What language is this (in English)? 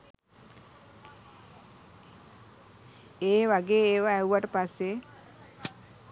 Sinhala